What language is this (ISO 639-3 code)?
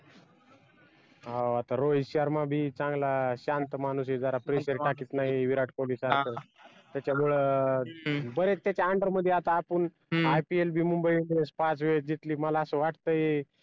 mar